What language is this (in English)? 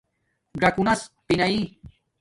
Domaaki